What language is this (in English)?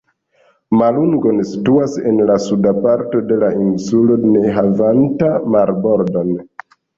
Esperanto